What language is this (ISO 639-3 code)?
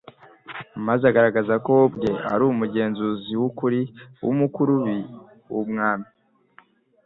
kin